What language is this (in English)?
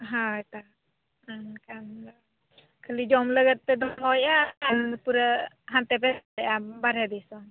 Santali